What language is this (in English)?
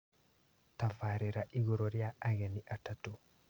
Kikuyu